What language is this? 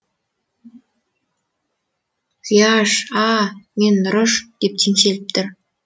Kazakh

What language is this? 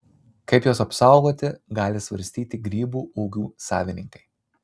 Lithuanian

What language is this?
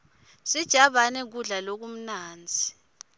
Swati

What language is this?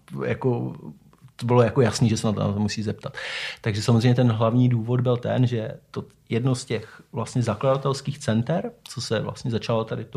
Czech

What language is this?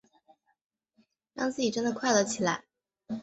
Chinese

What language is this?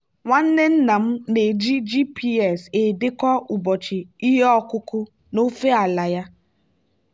Igbo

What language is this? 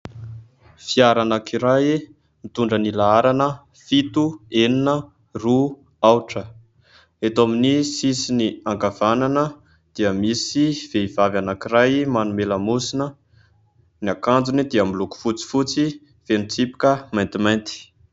Malagasy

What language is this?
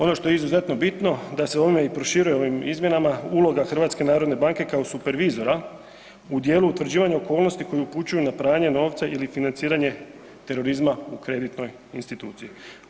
Croatian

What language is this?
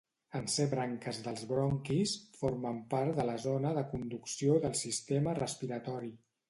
Catalan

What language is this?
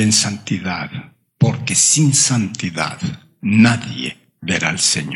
Spanish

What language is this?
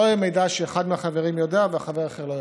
Hebrew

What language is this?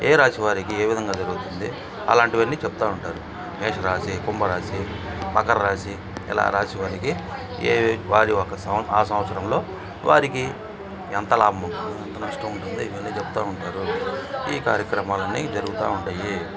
Telugu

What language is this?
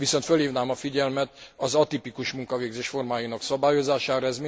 Hungarian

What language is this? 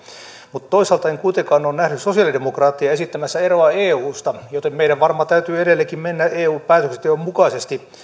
Finnish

